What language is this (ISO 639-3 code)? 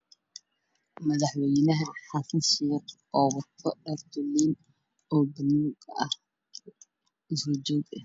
som